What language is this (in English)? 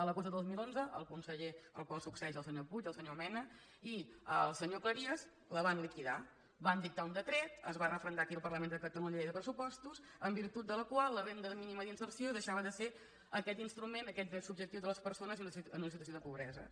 Catalan